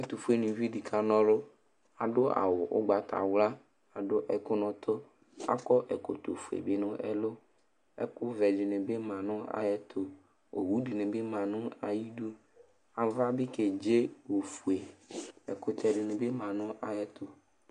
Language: Ikposo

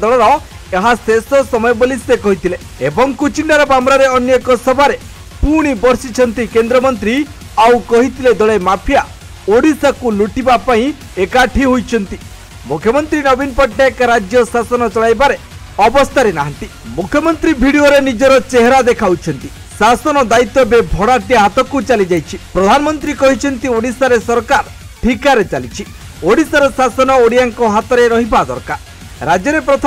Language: Bangla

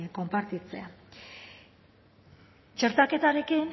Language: Basque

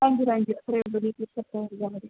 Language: Malayalam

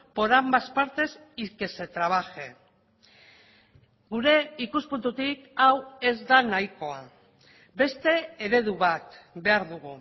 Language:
Basque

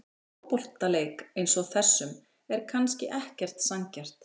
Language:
Icelandic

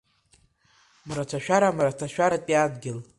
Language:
Abkhazian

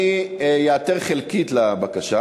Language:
Hebrew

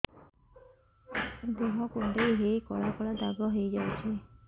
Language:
Odia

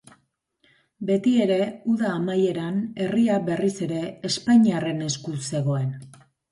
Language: Basque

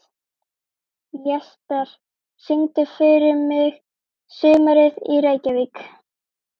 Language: Icelandic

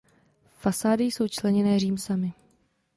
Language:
Czech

